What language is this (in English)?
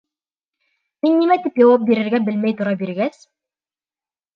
Bashkir